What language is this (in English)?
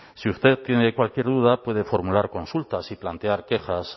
Spanish